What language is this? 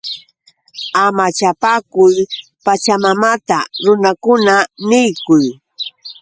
Yauyos Quechua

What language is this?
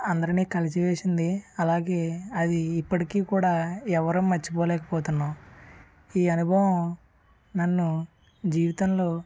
Telugu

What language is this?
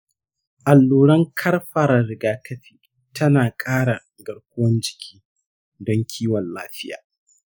Hausa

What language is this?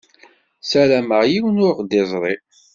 Kabyle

